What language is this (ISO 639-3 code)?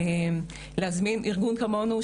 heb